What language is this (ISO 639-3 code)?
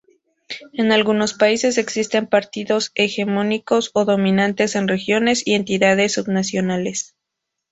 spa